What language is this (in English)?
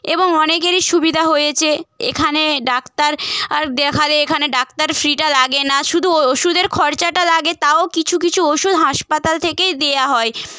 Bangla